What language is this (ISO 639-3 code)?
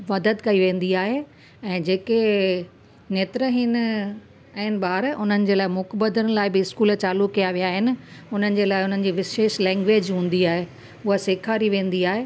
snd